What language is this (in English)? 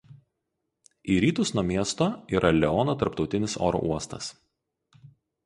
Lithuanian